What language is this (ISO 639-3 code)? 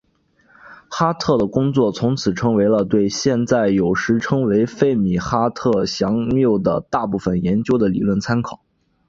zho